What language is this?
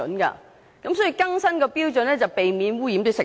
Cantonese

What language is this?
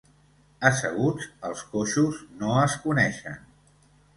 Catalan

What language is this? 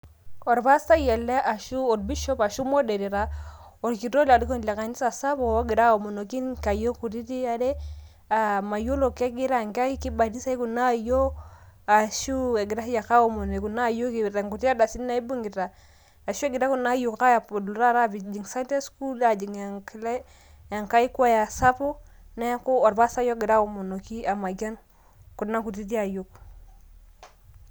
Masai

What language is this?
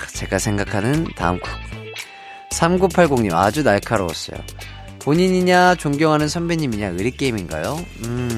Korean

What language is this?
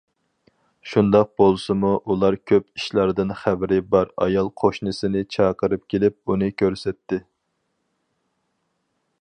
Uyghur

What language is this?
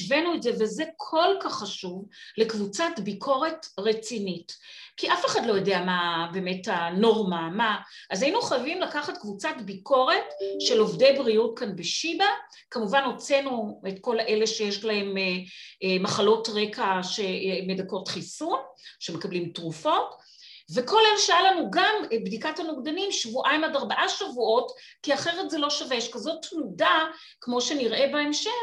Hebrew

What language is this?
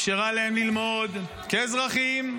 Hebrew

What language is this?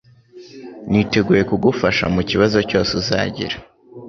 Kinyarwanda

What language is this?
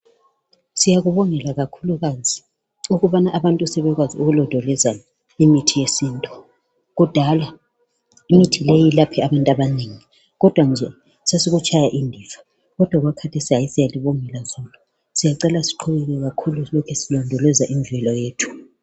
North Ndebele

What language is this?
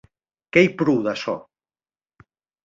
Occitan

